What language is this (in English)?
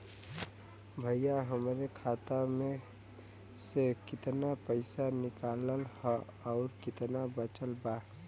Bhojpuri